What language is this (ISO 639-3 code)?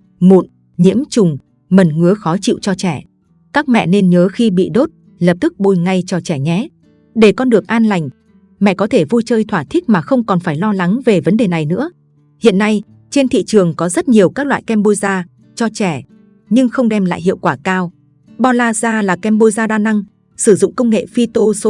vie